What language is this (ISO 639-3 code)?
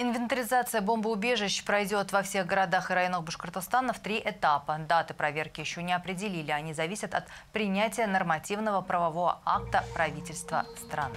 rus